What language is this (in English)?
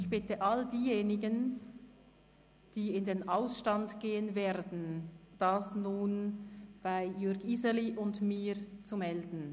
Swiss German